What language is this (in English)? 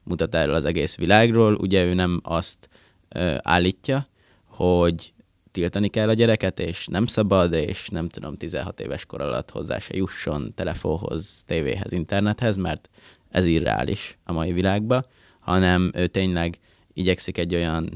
Hungarian